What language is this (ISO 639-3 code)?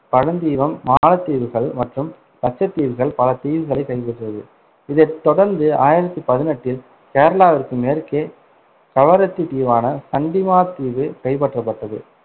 tam